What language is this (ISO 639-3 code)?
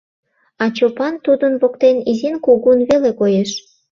chm